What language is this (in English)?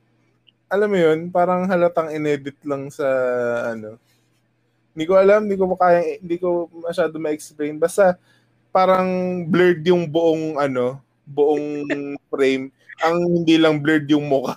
Filipino